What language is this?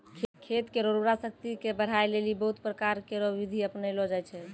Maithili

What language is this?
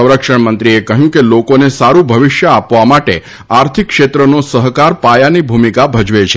Gujarati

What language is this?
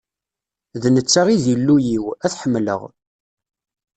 Kabyle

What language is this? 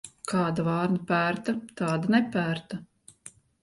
Latvian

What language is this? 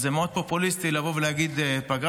Hebrew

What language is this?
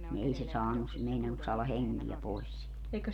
Finnish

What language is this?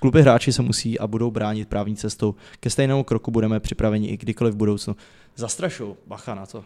Czech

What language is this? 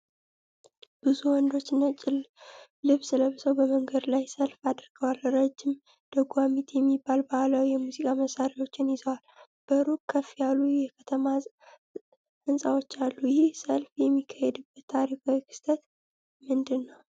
Amharic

